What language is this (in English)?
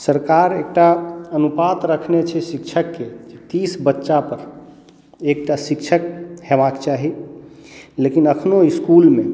Maithili